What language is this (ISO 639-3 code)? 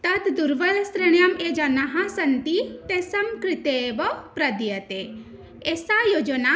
san